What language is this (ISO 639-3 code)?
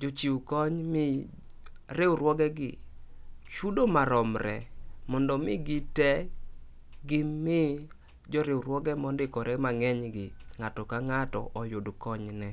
luo